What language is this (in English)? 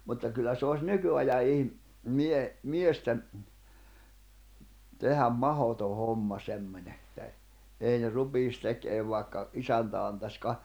Finnish